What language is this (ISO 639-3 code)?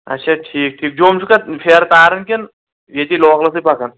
kas